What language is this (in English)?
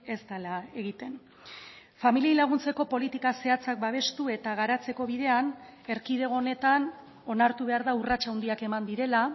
Basque